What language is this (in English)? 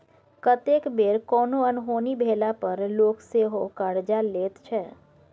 Maithili